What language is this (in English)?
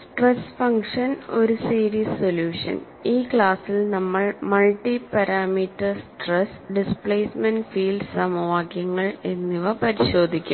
Malayalam